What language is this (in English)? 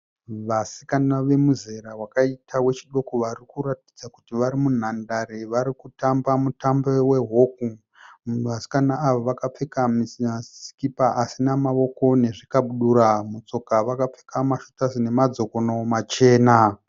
Shona